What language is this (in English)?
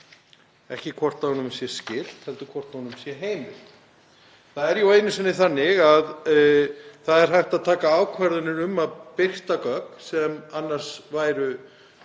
Icelandic